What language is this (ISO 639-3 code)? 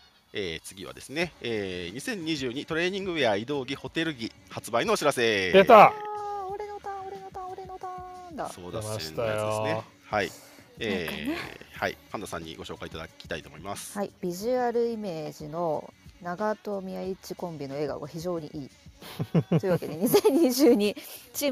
jpn